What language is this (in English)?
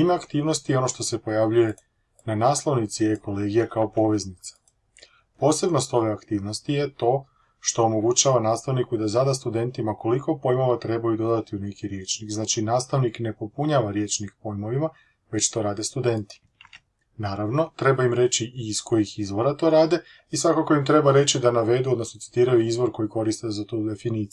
Croatian